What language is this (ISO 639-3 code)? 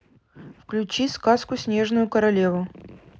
rus